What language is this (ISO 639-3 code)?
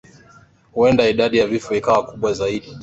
swa